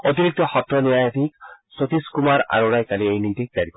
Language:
Assamese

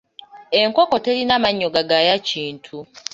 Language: Ganda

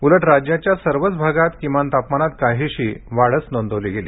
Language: Marathi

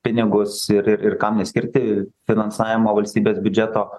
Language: Lithuanian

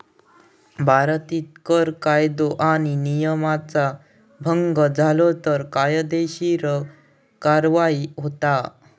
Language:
Marathi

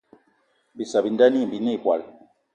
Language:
Eton (Cameroon)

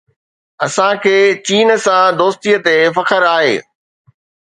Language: Sindhi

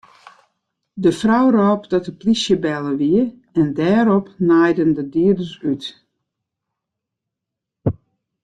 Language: Western Frisian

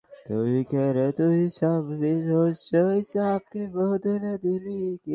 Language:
Bangla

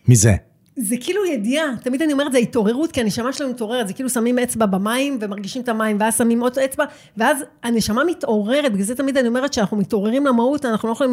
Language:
Hebrew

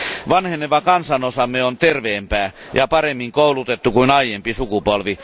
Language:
Finnish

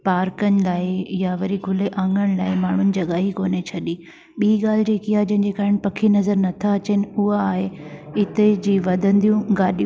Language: Sindhi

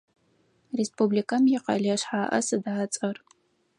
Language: Adyghe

